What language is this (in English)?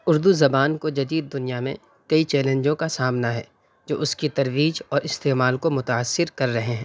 Urdu